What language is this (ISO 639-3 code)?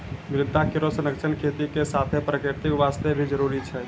mai